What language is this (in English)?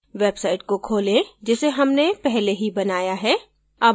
Hindi